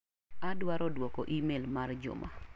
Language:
Luo (Kenya and Tanzania)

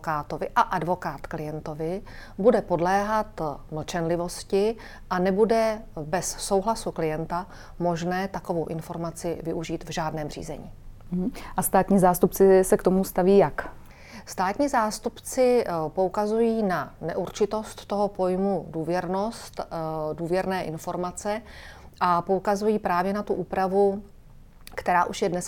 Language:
Czech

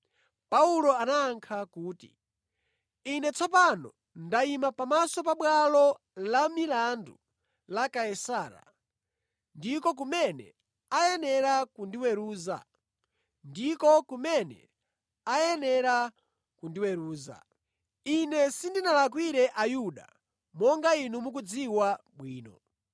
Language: Nyanja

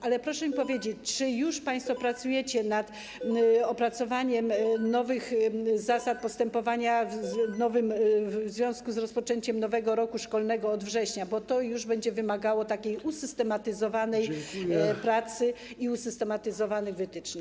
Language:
Polish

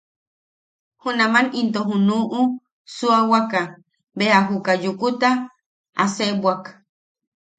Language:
Yaqui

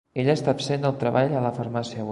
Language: Catalan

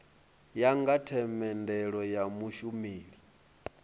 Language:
Venda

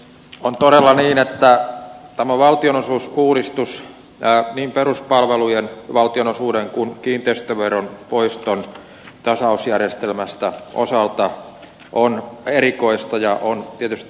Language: Finnish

